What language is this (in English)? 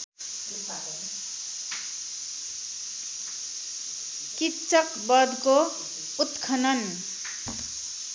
Nepali